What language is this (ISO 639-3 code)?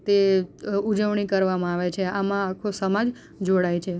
guj